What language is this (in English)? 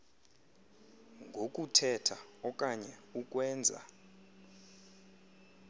Xhosa